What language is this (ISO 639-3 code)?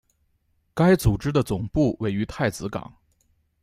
zho